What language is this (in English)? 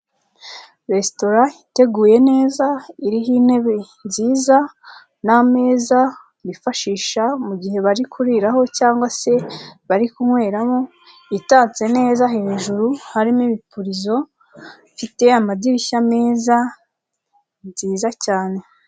Kinyarwanda